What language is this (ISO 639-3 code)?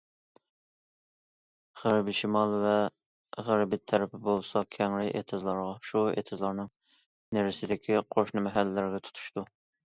uig